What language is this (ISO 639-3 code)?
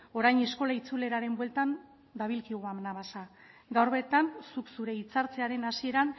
eus